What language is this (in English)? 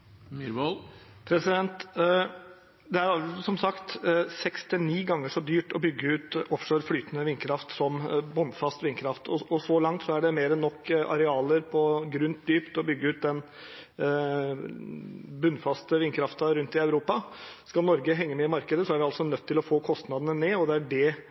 Norwegian Bokmål